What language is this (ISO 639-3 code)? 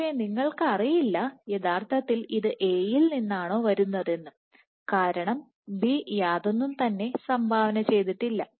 mal